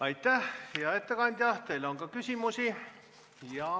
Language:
Estonian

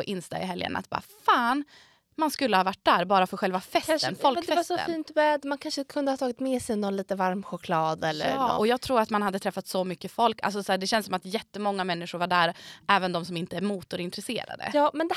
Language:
Swedish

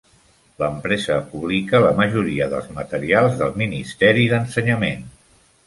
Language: Catalan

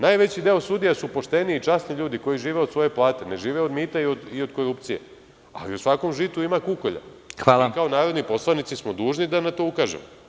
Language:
Serbian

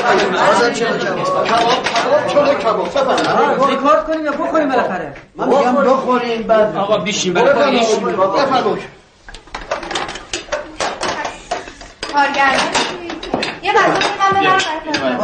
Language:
Persian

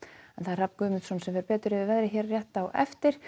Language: Icelandic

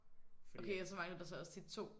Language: Danish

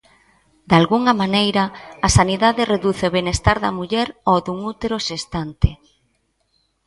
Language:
Galician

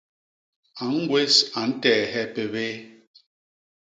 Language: Basaa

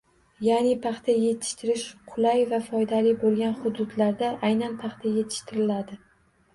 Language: Uzbek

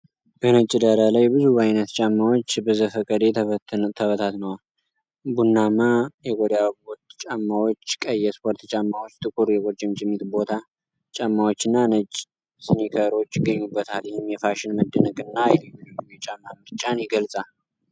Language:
Amharic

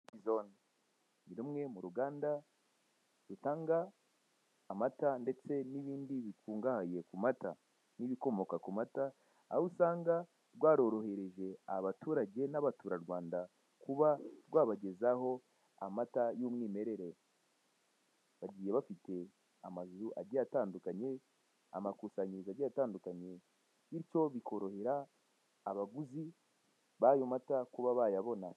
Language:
Kinyarwanda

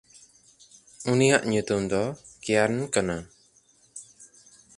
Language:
Santali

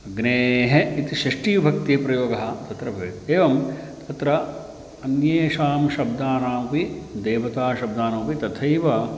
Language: Sanskrit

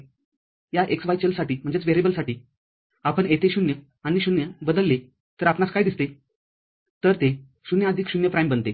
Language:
Marathi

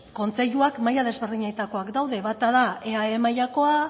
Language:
Basque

